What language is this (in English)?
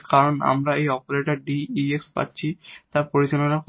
Bangla